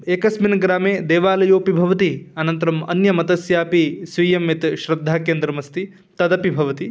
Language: Sanskrit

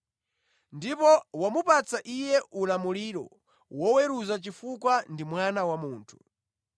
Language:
Nyanja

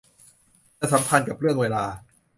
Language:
Thai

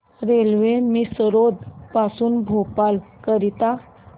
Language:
Marathi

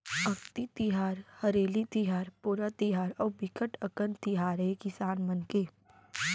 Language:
Chhattisgarhi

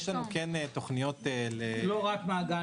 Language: Hebrew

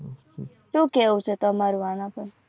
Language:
Gujarati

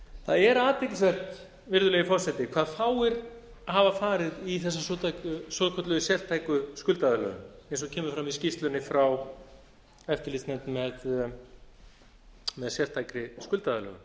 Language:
Icelandic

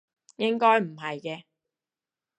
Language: Cantonese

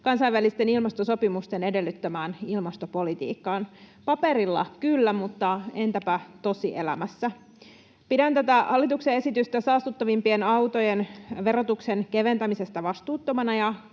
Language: Finnish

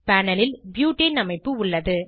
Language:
Tamil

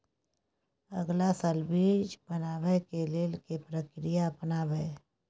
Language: Maithili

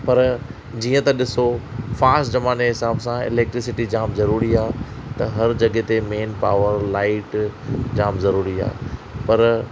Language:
Sindhi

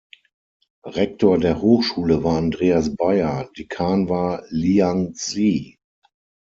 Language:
German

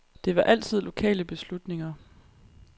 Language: Danish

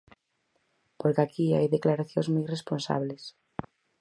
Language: Galician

